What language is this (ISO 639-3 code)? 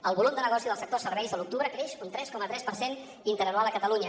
cat